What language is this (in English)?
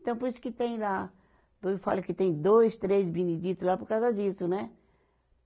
Portuguese